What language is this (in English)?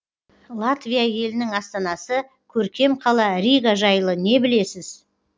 Kazakh